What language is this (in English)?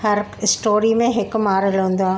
Sindhi